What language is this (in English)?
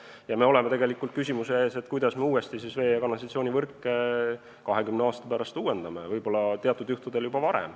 Estonian